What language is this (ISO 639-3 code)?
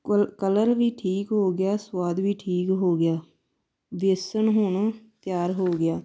pan